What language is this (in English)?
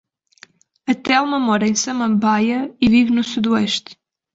Portuguese